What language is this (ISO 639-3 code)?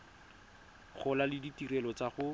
tsn